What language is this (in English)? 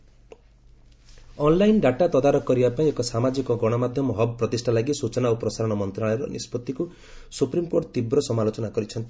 Odia